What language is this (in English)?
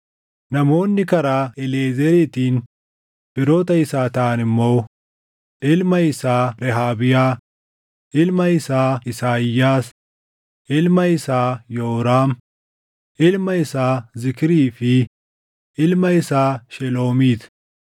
Oromo